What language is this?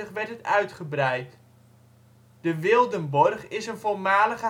Dutch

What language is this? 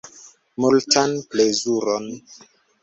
Esperanto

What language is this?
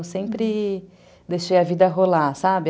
Portuguese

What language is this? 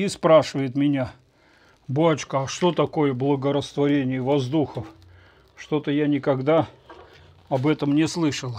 Russian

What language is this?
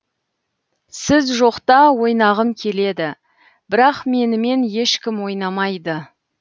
Kazakh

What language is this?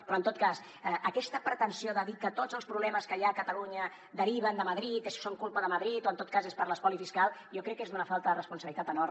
Catalan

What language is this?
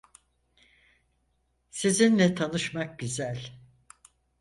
Turkish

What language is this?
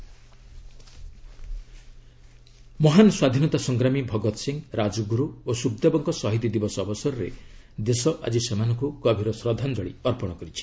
Odia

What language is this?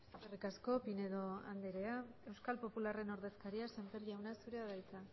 Basque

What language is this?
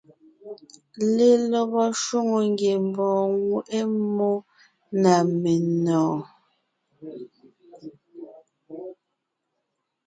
Ngiemboon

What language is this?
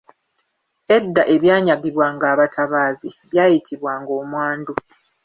Ganda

